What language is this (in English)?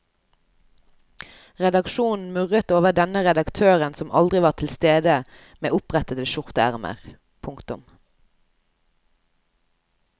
Norwegian